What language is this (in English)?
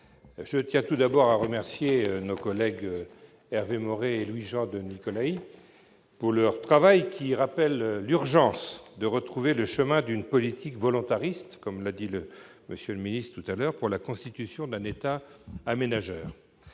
French